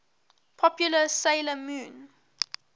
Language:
English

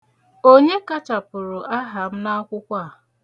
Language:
Igbo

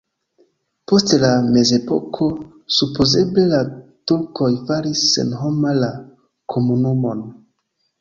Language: Esperanto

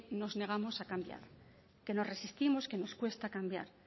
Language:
Spanish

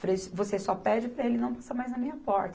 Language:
Portuguese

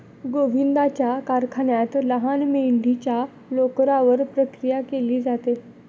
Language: Marathi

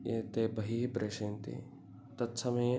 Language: Sanskrit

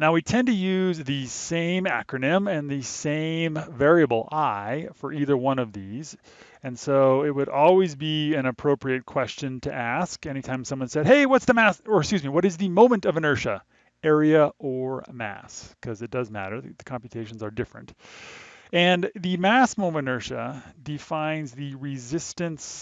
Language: English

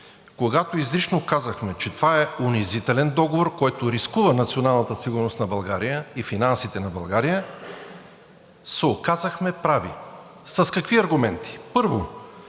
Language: Bulgarian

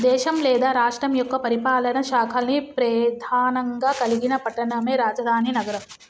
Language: Telugu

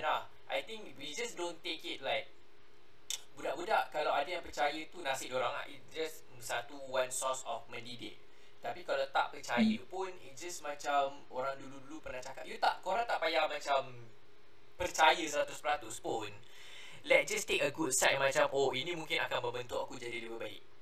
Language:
Malay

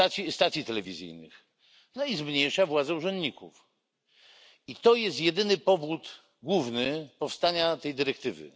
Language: Polish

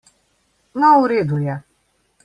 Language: Slovenian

